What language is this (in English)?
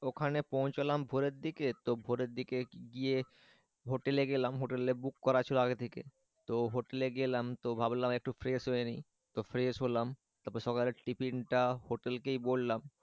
Bangla